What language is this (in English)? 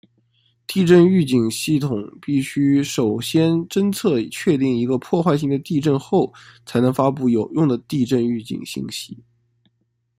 Chinese